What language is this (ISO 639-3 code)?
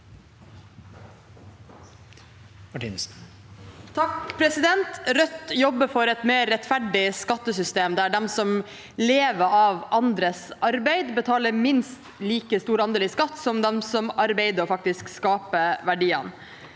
nor